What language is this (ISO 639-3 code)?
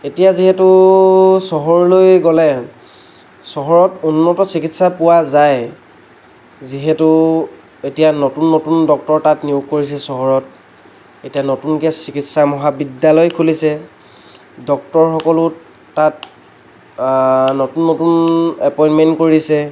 asm